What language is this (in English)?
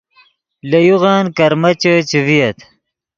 Yidgha